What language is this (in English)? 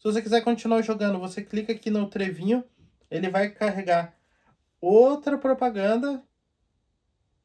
Portuguese